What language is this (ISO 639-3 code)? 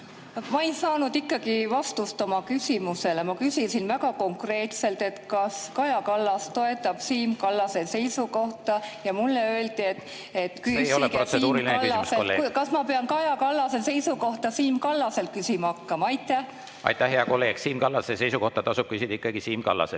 est